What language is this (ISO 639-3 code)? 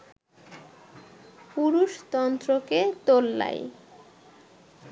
ben